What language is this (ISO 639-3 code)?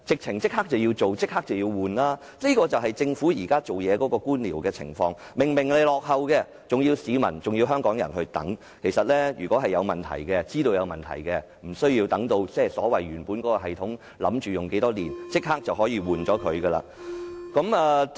yue